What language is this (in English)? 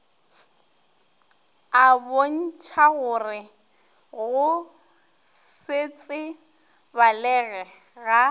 Northern Sotho